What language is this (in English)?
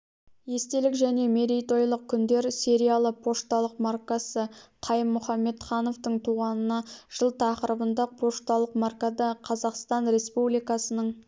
Kazakh